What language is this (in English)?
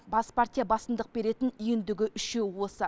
Kazakh